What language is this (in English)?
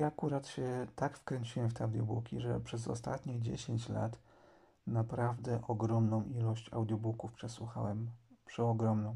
Polish